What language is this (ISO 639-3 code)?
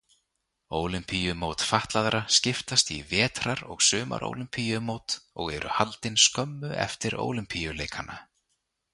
isl